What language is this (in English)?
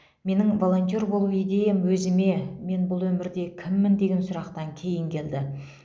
Kazakh